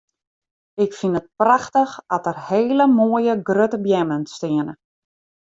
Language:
Western Frisian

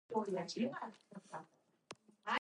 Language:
English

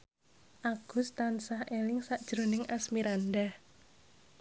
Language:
Javanese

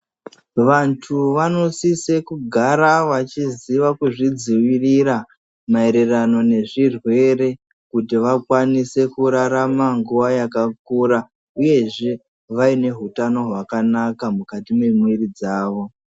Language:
Ndau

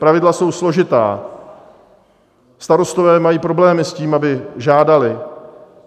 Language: Czech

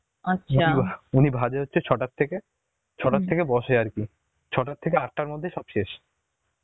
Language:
Bangla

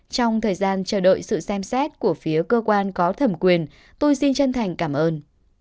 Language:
Vietnamese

